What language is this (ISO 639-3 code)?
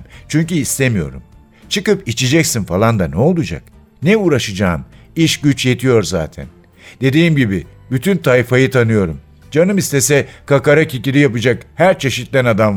tur